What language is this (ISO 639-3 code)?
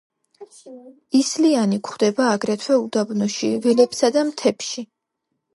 kat